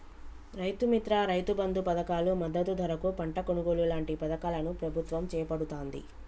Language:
Telugu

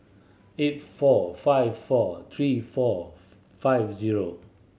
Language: English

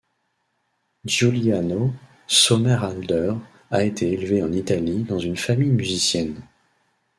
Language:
French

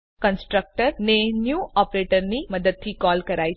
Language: Gujarati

